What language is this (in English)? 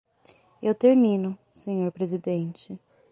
Portuguese